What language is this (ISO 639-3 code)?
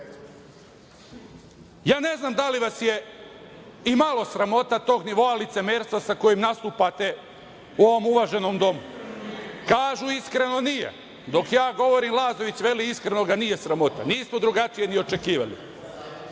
srp